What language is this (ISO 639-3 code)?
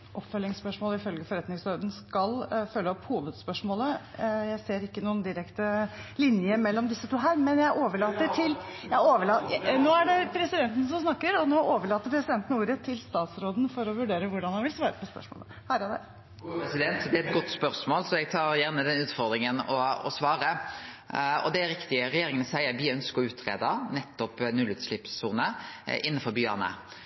nor